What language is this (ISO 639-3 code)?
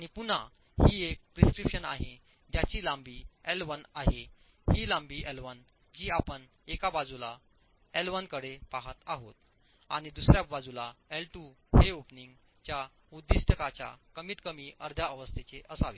mar